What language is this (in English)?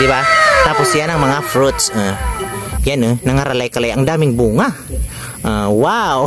Filipino